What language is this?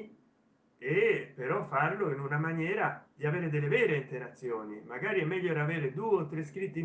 Italian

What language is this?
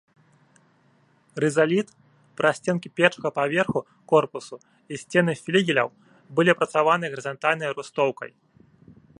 Belarusian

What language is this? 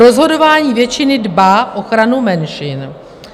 Czech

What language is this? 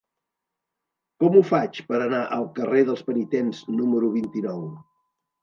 Catalan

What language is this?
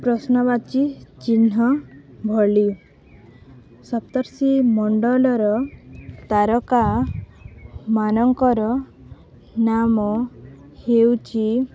Odia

